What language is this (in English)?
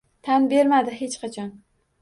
Uzbek